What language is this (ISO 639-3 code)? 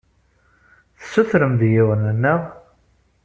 kab